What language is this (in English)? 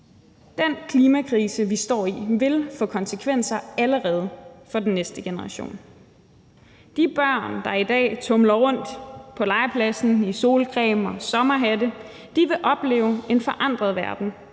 Danish